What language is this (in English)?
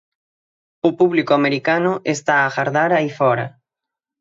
Galician